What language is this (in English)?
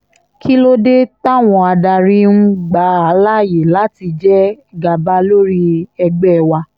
Yoruba